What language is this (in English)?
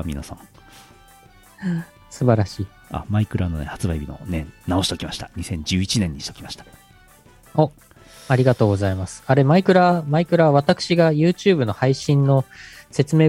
Japanese